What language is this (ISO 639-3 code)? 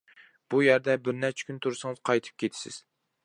uig